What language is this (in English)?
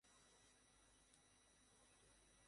Bangla